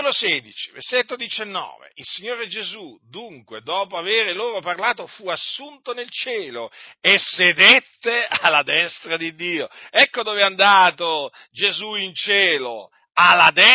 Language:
Italian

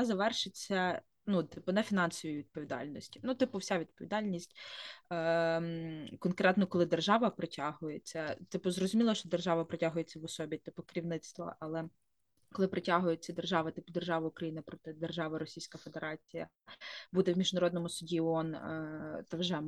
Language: Ukrainian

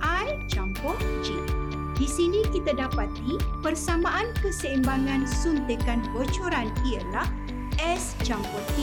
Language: Malay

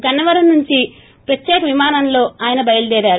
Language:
Telugu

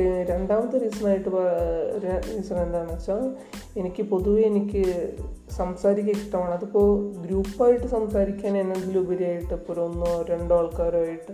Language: Malayalam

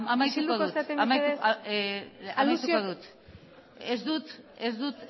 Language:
Basque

